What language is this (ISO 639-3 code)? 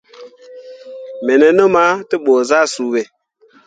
mua